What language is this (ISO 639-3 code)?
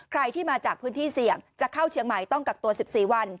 tha